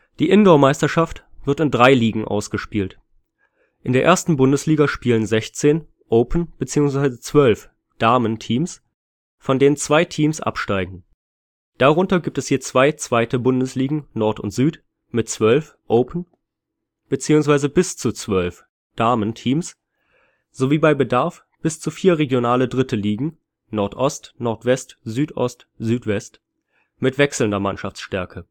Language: German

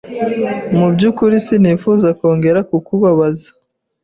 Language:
Kinyarwanda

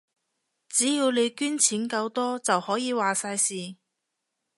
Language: Cantonese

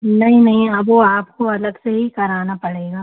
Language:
Hindi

